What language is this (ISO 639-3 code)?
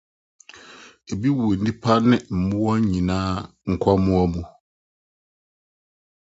aka